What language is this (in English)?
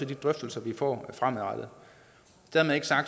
Danish